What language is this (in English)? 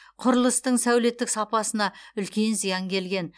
Kazakh